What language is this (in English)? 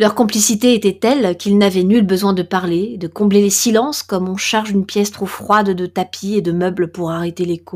French